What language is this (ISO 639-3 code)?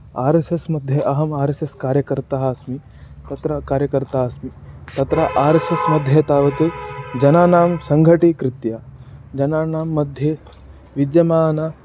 san